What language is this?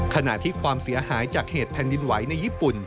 Thai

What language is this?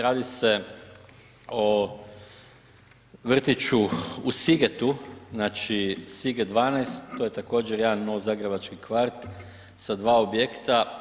Croatian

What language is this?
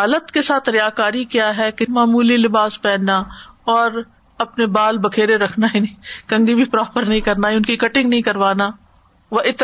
Urdu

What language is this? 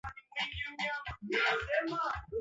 Swahili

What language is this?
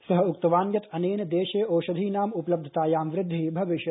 Sanskrit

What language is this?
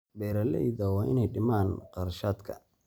Somali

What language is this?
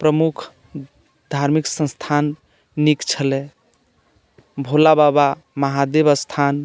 Maithili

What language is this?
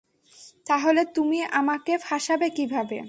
Bangla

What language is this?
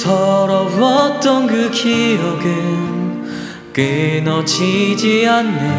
Korean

